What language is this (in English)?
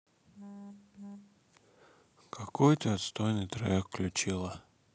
Russian